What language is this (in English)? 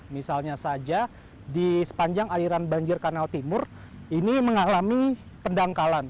Indonesian